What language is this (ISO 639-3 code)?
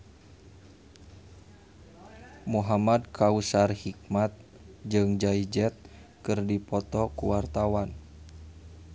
sun